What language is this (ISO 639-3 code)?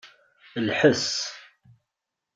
kab